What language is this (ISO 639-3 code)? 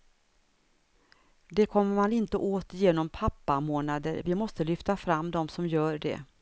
swe